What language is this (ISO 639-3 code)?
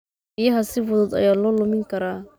som